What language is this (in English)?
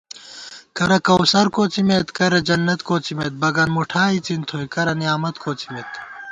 Gawar-Bati